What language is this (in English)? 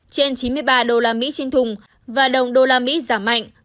Vietnamese